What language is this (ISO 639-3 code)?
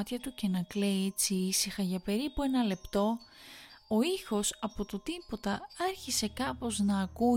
ell